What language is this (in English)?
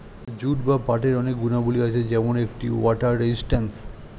Bangla